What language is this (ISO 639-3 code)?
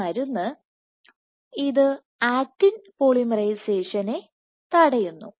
mal